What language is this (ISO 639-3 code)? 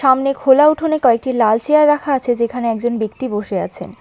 ben